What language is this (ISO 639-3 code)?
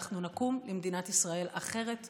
heb